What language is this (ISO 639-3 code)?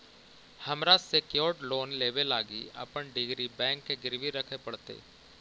mag